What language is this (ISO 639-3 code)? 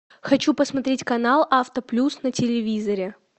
rus